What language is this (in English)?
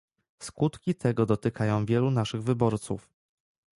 Polish